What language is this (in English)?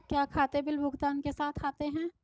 Hindi